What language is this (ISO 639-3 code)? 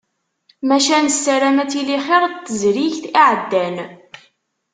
kab